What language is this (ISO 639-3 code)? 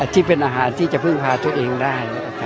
tha